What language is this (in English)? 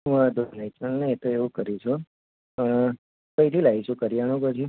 Gujarati